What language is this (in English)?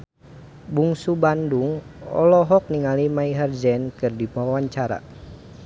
Sundanese